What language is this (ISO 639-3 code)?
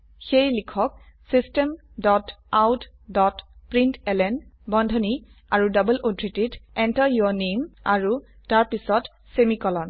asm